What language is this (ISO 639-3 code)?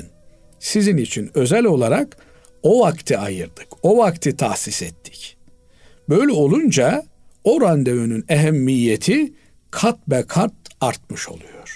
tur